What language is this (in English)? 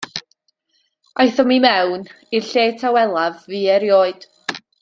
Welsh